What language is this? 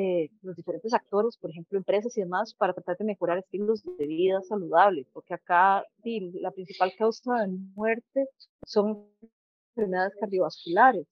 Spanish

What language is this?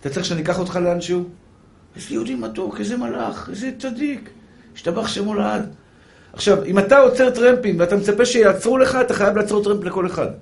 Hebrew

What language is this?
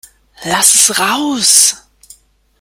German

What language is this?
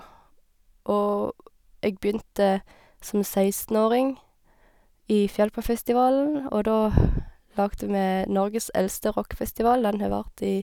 Norwegian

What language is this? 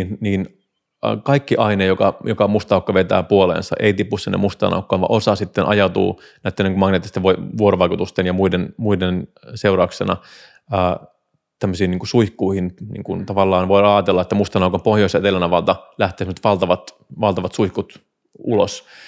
Finnish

